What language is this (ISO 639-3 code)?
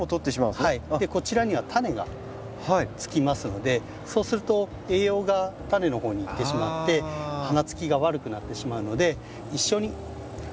jpn